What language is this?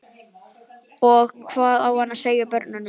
Icelandic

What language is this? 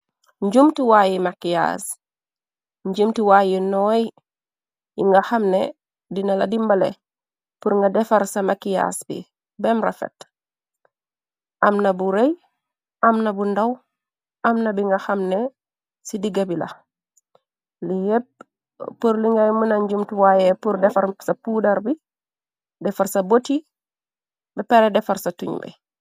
Wolof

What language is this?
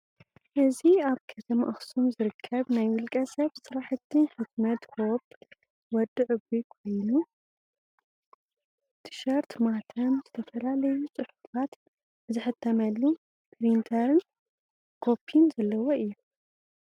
Tigrinya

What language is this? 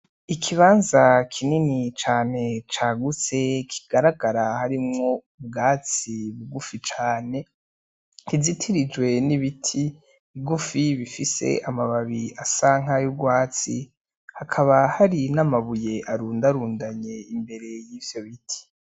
Rundi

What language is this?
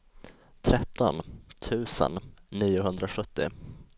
Swedish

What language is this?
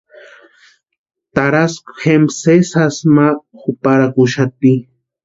Western Highland Purepecha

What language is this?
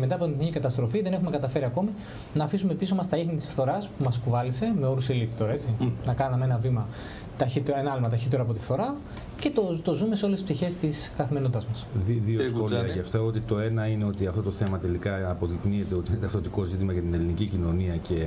Greek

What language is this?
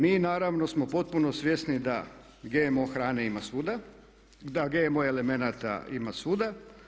Croatian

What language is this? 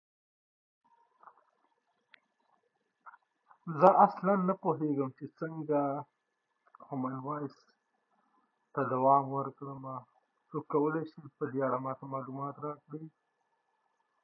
Pashto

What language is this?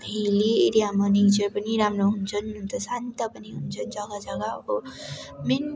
Nepali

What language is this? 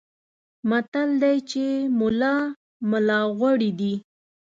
Pashto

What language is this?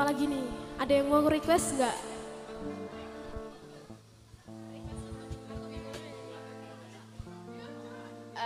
Indonesian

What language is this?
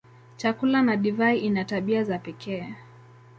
Swahili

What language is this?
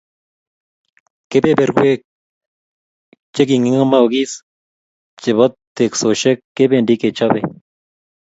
Kalenjin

